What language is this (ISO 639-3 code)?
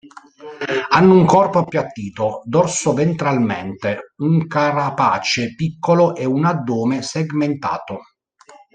ita